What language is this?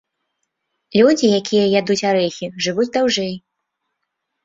Belarusian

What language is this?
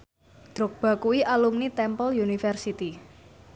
Javanese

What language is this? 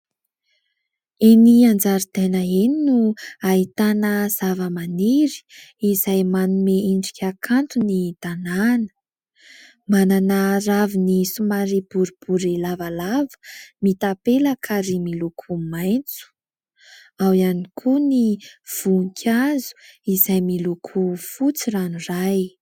Malagasy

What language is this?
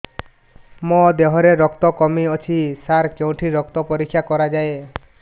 Odia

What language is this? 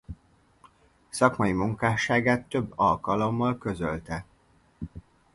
Hungarian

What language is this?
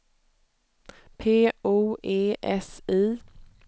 Swedish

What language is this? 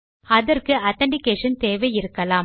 Tamil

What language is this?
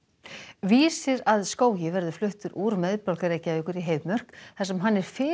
Icelandic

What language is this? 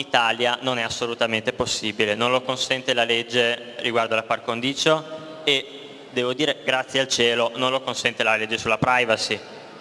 Italian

